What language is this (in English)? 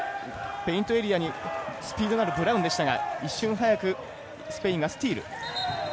Japanese